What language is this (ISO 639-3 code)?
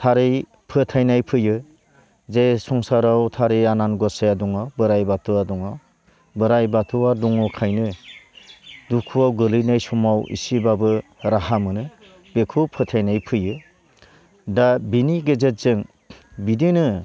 brx